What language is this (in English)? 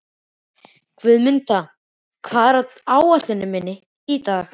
Icelandic